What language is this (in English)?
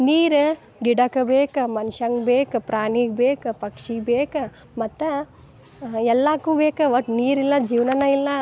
Kannada